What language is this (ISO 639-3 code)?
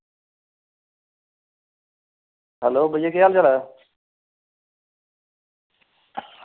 doi